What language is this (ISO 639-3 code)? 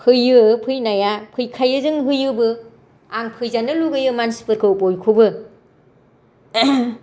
brx